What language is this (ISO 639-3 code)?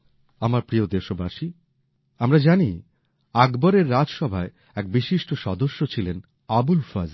ben